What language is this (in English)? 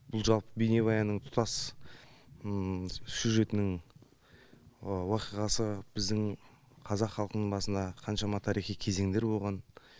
Kazakh